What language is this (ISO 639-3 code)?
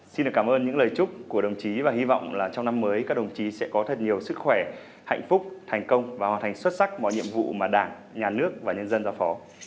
vie